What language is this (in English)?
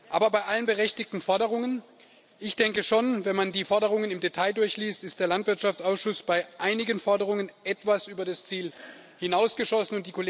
German